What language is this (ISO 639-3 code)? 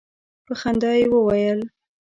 pus